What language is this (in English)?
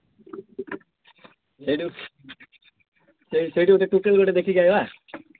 Odia